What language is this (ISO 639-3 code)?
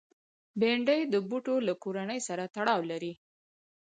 pus